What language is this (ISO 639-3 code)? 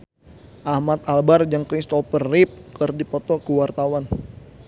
sun